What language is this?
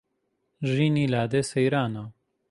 Central Kurdish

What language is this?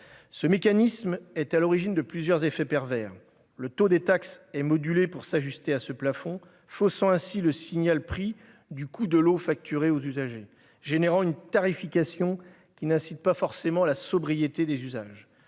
French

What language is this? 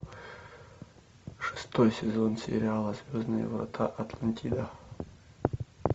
Russian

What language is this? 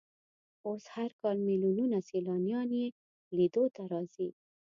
Pashto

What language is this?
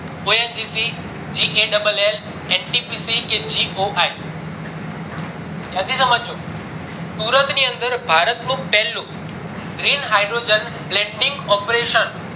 Gujarati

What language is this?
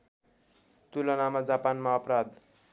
Nepali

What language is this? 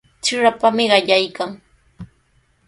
Sihuas Ancash Quechua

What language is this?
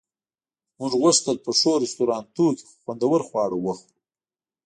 Pashto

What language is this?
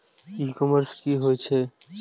Maithili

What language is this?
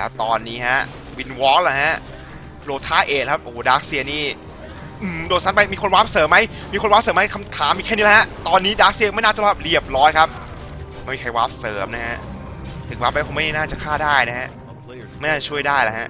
Thai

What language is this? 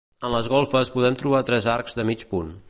Catalan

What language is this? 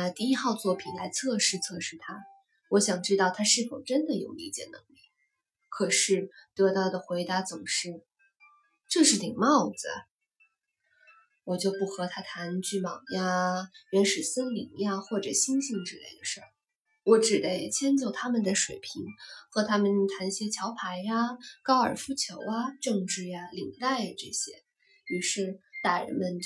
Chinese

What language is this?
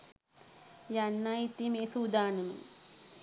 Sinhala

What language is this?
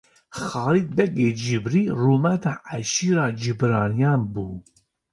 Kurdish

